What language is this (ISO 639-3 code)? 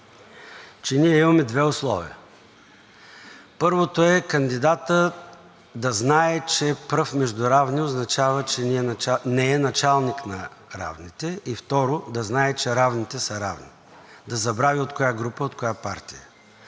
bul